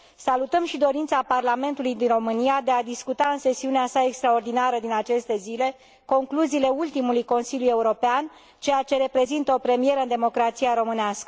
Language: Romanian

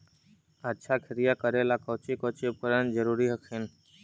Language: Magahi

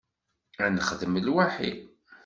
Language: Kabyle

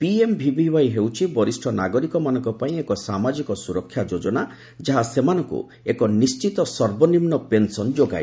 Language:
Odia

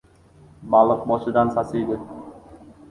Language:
Uzbek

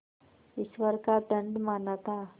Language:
Hindi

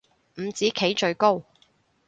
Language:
Cantonese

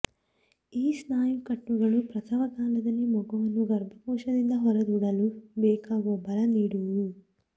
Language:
Kannada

